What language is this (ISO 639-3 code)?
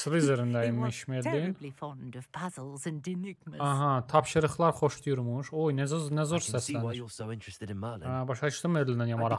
tur